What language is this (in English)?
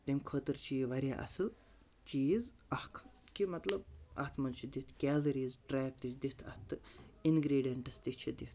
Kashmiri